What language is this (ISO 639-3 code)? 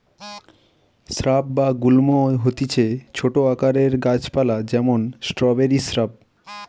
ben